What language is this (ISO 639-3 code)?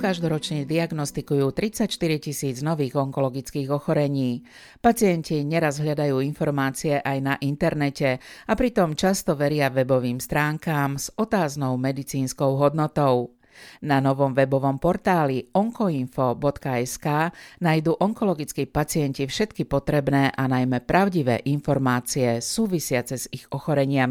slk